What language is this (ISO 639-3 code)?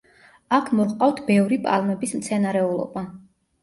kat